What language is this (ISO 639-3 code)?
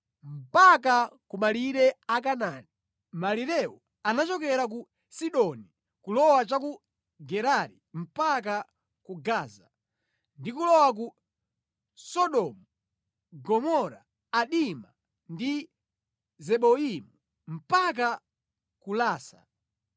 nya